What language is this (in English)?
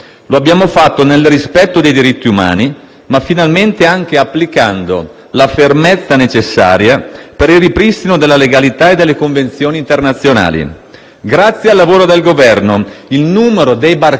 Italian